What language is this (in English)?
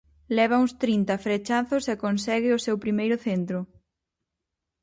Galician